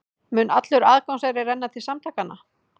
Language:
Icelandic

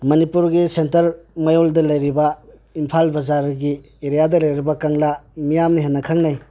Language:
Manipuri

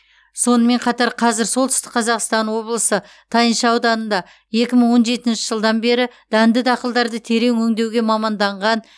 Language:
Kazakh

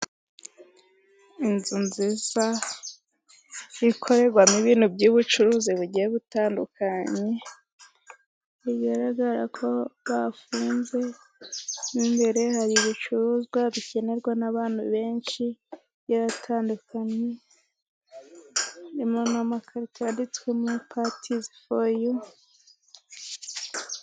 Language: Kinyarwanda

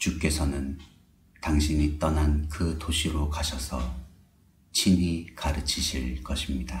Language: Korean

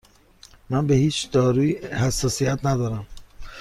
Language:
Persian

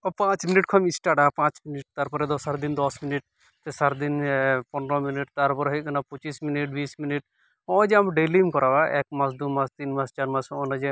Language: Santali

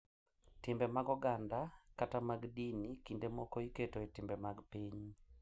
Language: Luo (Kenya and Tanzania)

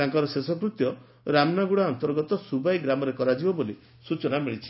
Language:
Odia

